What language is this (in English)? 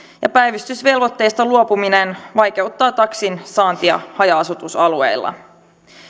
Finnish